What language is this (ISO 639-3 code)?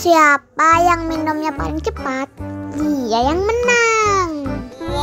ind